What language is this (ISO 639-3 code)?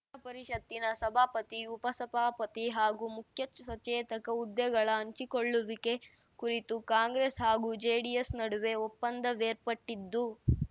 kan